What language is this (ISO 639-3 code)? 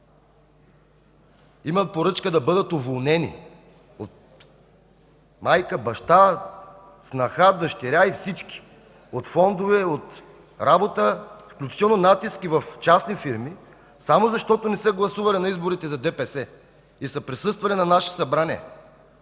bul